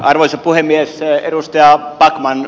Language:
Finnish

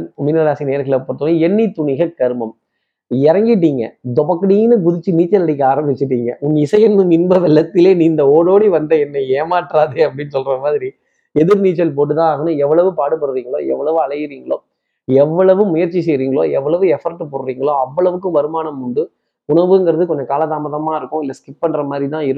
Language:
Tamil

